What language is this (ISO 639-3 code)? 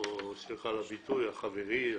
heb